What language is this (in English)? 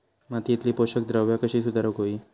Marathi